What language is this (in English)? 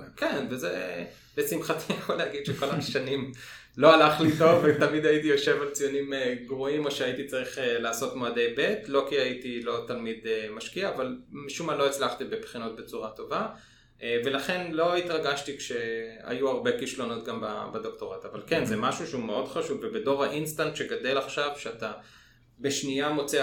Hebrew